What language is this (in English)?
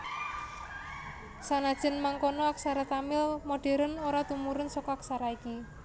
Javanese